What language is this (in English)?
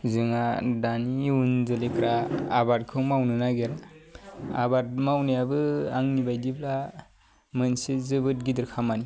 Bodo